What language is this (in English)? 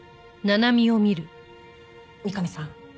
Japanese